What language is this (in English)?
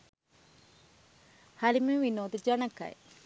Sinhala